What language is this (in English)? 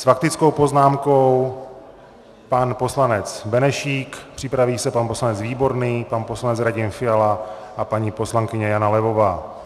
Czech